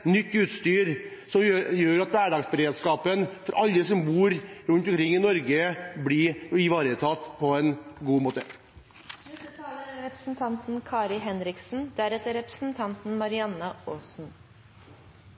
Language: Norwegian Bokmål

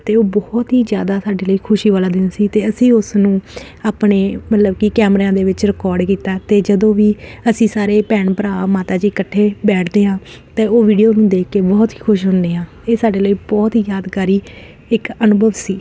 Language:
Punjabi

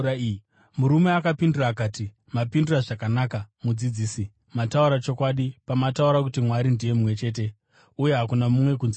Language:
Shona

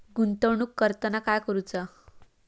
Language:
Marathi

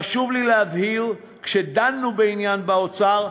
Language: Hebrew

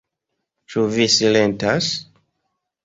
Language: Esperanto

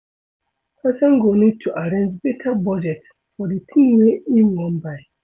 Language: Nigerian Pidgin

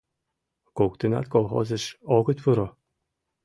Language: Mari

